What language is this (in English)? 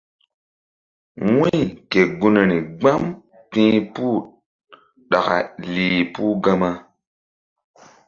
Mbum